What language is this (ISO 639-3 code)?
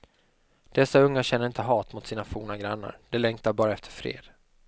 swe